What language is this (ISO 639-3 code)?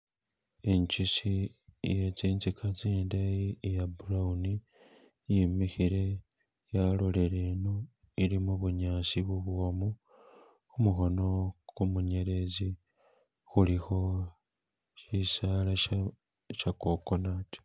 myx